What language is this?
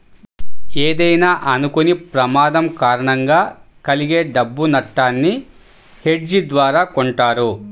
Telugu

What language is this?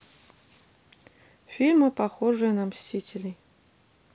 Russian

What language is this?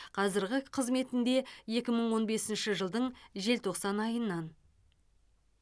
Kazakh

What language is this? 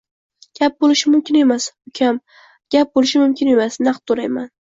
Uzbek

